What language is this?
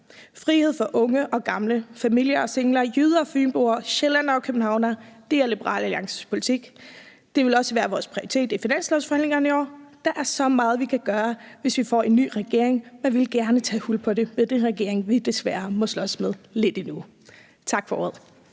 Danish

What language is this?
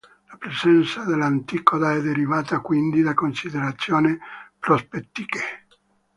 Italian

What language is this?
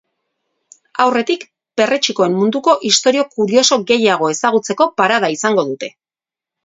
Basque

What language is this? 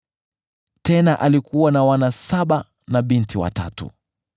Swahili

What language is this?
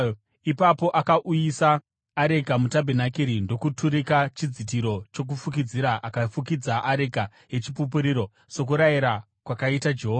Shona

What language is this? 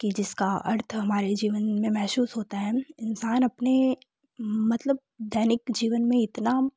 Hindi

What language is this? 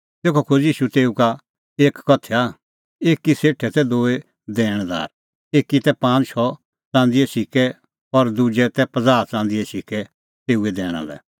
Kullu Pahari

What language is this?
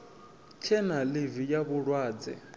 Venda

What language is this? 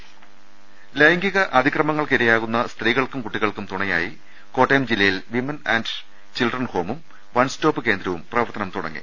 Malayalam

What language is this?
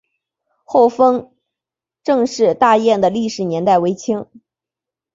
Chinese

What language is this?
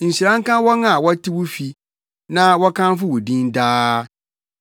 Akan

